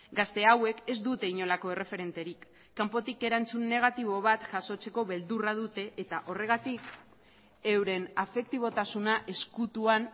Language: Basque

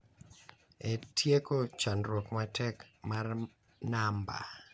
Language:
Luo (Kenya and Tanzania)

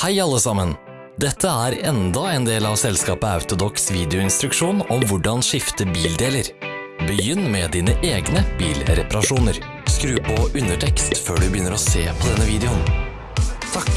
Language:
Norwegian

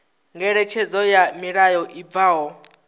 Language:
Venda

